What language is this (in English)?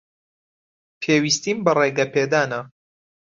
Central Kurdish